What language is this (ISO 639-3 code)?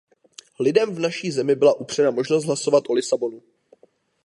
ces